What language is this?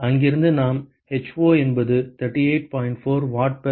Tamil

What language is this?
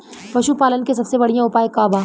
Bhojpuri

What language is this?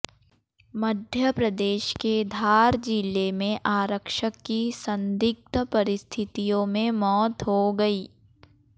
Hindi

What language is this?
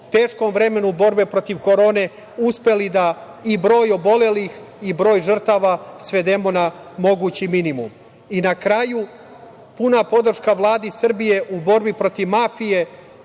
Serbian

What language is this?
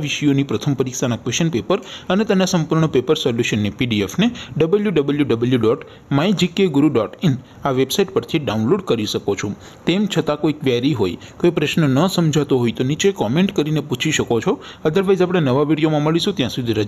Hindi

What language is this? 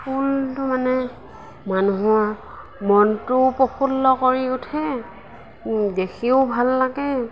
Assamese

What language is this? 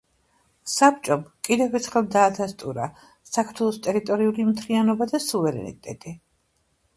Georgian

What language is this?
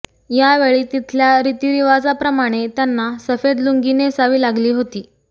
Marathi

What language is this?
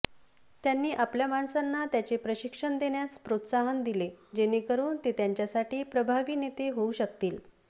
Marathi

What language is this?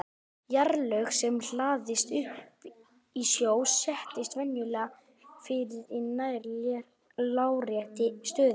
Icelandic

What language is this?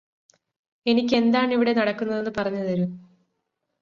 Malayalam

